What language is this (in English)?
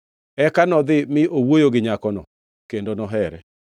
Luo (Kenya and Tanzania)